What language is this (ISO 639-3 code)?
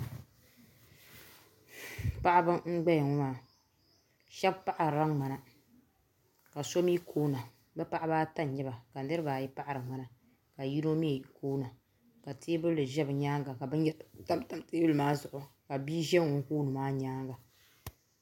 dag